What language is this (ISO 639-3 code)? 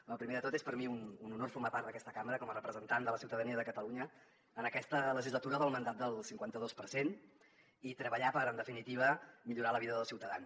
cat